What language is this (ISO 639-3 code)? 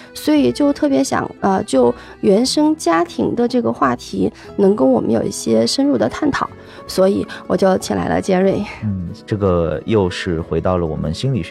zho